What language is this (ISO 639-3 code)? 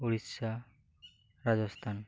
sat